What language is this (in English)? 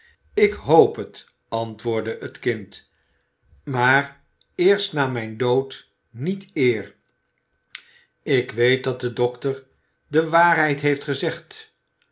Dutch